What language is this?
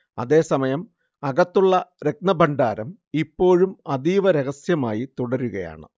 Malayalam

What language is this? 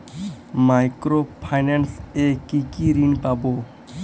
Bangla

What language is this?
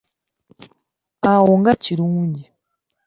Ganda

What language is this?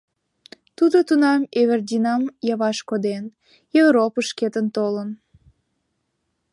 Mari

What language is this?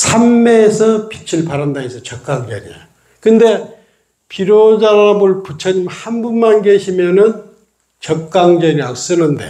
Korean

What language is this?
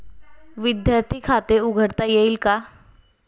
Marathi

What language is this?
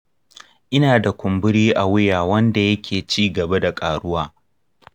Hausa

